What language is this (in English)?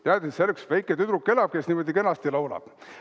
Estonian